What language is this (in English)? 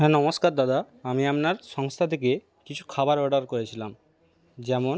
Bangla